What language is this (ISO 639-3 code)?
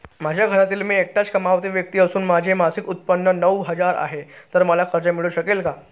mar